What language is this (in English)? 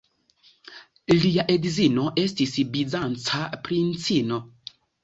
Esperanto